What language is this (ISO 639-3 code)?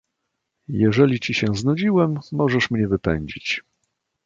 pol